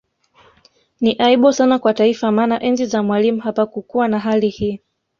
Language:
Swahili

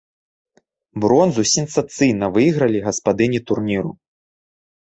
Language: Belarusian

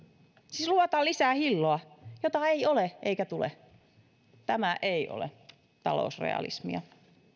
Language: Finnish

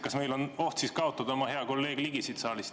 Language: Estonian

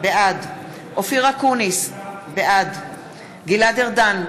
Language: Hebrew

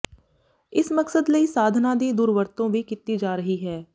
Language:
Punjabi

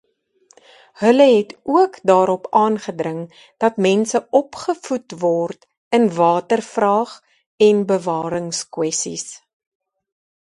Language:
Afrikaans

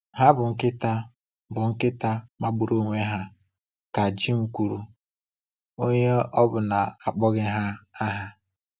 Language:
Igbo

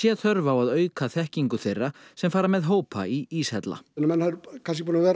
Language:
Icelandic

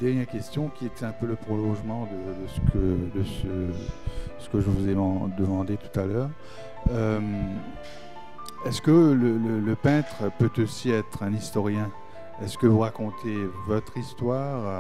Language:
French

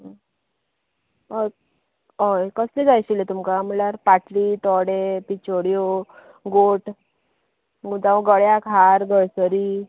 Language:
Konkani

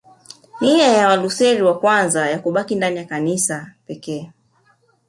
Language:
Swahili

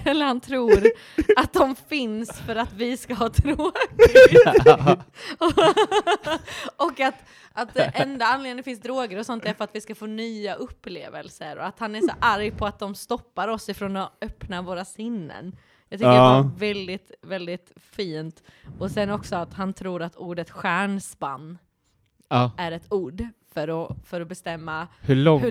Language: Swedish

